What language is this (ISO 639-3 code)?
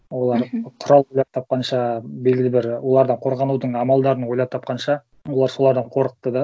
kaz